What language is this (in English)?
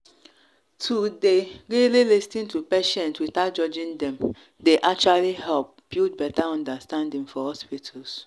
Nigerian Pidgin